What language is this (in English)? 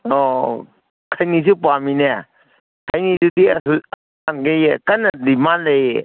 Manipuri